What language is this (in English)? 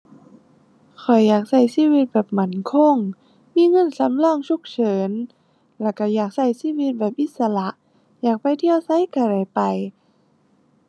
Thai